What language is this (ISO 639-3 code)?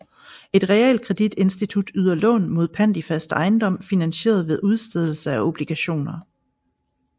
dan